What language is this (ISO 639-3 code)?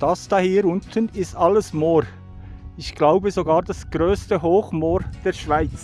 deu